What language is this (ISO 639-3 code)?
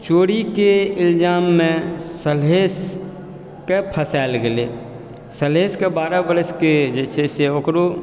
mai